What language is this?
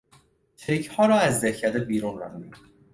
Persian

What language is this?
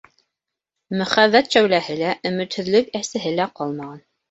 Bashkir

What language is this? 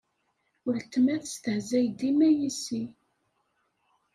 Kabyle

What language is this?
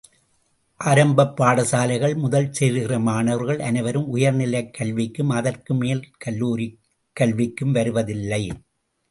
Tamil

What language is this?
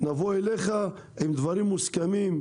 Hebrew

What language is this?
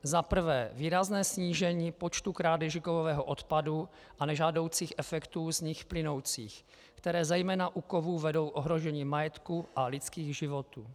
Czech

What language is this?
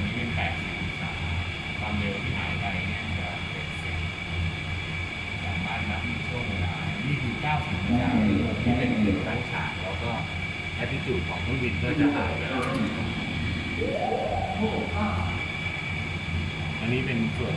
Thai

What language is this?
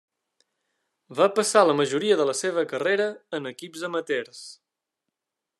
Catalan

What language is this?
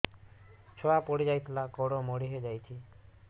Odia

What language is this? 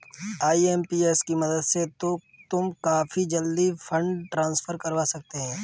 Hindi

